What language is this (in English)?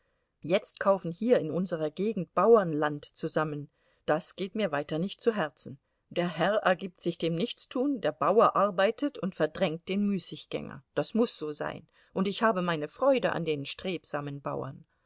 German